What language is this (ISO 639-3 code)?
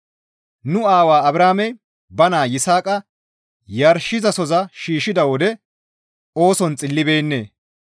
gmv